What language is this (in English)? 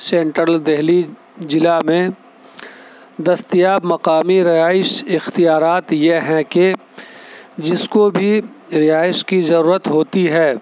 Urdu